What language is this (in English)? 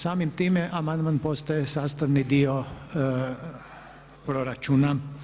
Croatian